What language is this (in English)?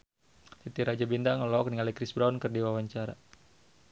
Sundanese